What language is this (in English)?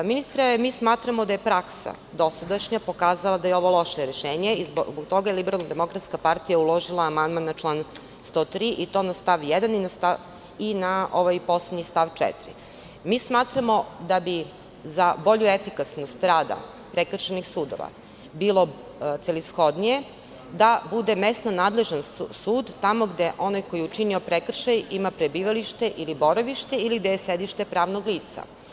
Serbian